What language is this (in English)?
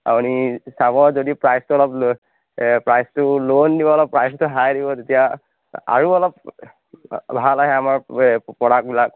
Assamese